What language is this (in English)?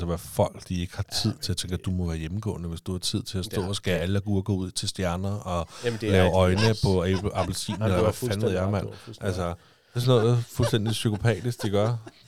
Danish